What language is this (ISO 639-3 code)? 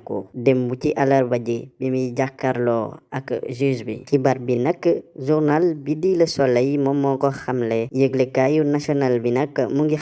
fra